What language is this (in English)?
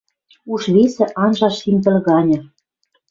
Western Mari